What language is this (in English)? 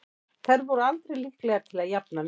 Icelandic